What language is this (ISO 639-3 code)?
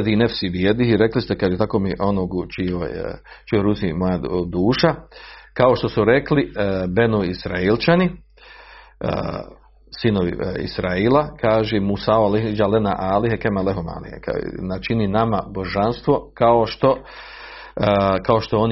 hrv